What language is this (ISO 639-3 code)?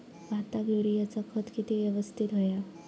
mar